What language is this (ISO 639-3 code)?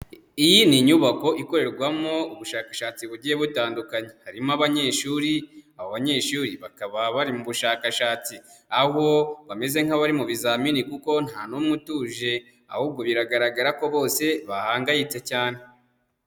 kin